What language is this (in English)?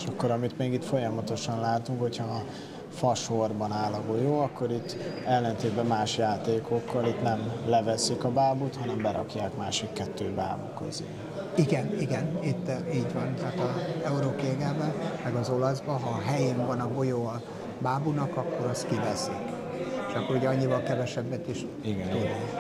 Hungarian